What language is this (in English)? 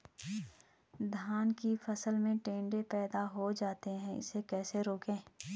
Hindi